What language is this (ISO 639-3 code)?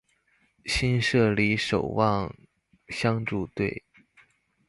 zho